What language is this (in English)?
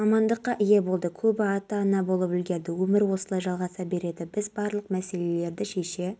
Kazakh